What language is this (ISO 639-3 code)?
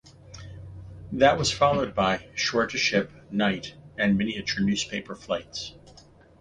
eng